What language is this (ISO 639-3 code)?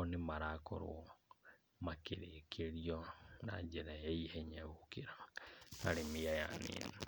kik